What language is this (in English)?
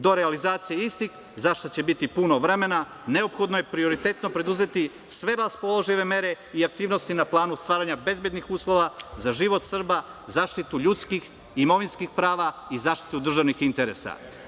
Serbian